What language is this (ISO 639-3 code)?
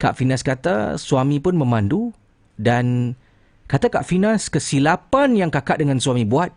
msa